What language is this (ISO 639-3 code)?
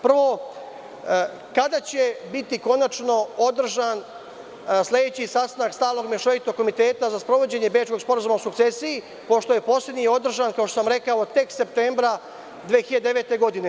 srp